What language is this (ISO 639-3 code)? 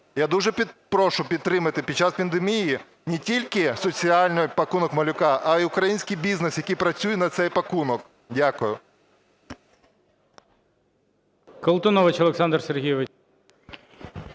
ukr